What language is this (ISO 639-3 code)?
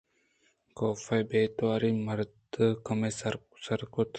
bgp